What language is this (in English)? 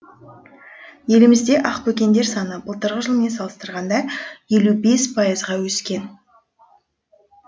Kazakh